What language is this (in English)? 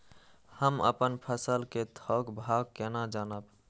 Maithili